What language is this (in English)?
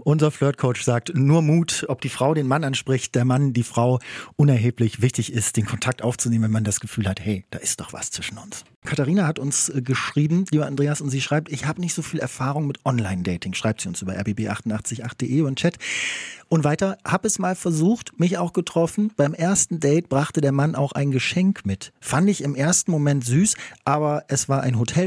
German